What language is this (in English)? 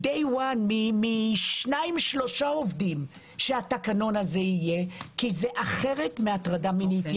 Hebrew